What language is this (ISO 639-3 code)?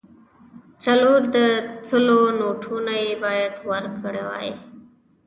pus